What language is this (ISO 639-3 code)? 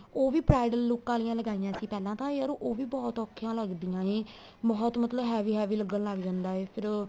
pan